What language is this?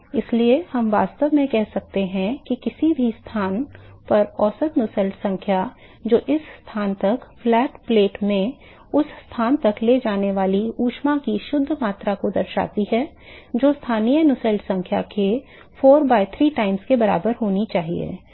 Hindi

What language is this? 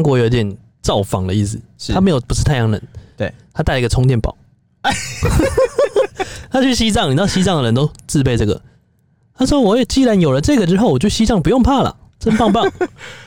Chinese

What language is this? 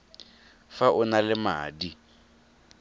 Tswana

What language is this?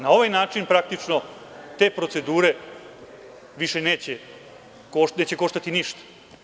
Serbian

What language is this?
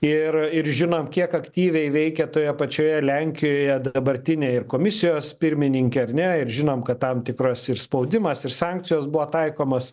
Lithuanian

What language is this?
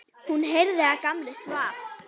Icelandic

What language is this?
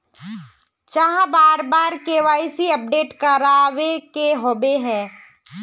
Magahi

